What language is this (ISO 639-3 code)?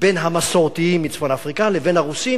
heb